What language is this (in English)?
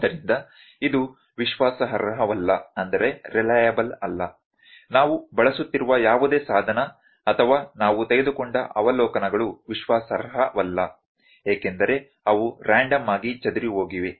Kannada